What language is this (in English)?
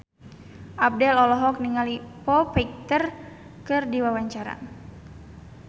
Sundanese